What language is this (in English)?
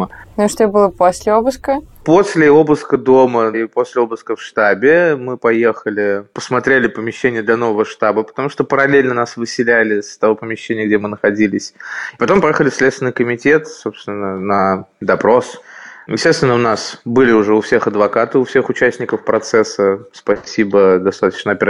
Russian